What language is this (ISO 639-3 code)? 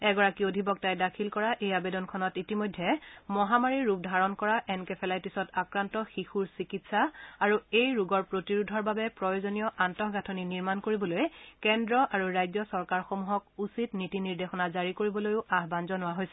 asm